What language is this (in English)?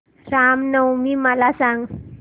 Marathi